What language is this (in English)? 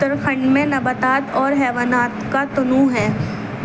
Urdu